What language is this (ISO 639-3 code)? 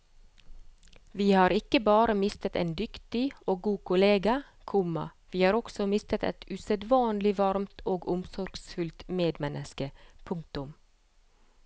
nor